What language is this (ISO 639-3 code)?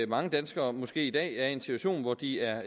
dan